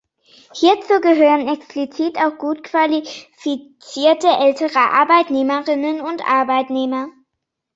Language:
German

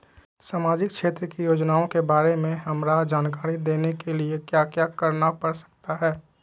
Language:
Magahi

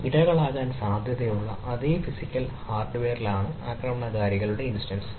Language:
Malayalam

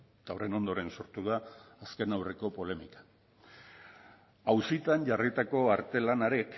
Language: Basque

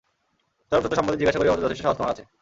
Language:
Bangla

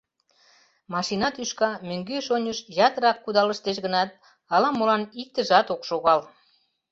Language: Mari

